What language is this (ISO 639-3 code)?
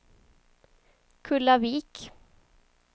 swe